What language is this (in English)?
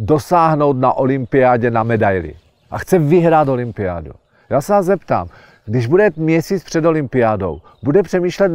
Czech